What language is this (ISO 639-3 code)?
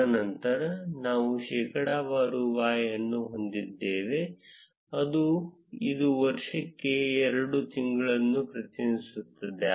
kan